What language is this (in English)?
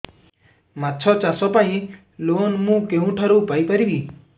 Odia